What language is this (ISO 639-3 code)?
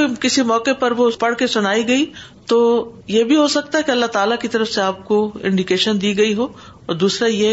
urd